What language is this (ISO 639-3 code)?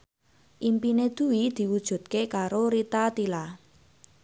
jav